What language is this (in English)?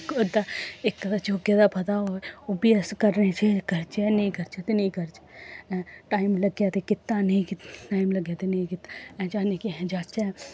Dogri